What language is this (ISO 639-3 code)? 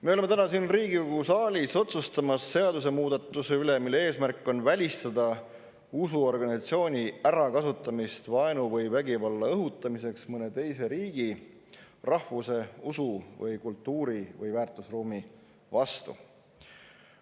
est